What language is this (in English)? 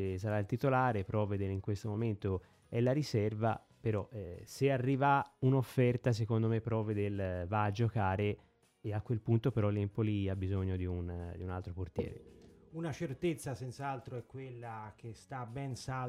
Italian